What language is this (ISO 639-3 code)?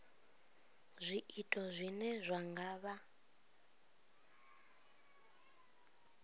ven